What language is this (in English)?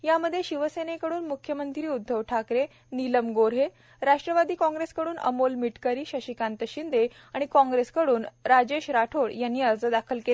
Marathi